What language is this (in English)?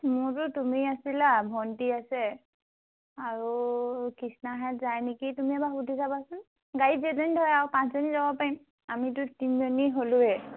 Assamese